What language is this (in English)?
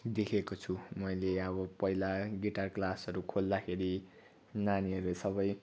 Nepali